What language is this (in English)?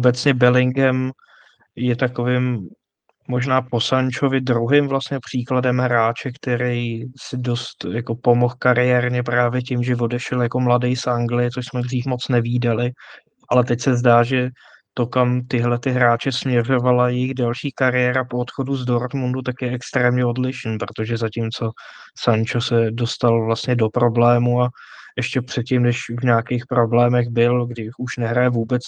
Czech